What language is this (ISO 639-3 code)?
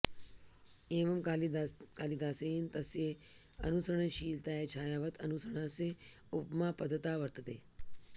san